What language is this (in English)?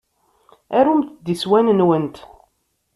Kabyle